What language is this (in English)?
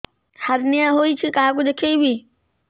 Odia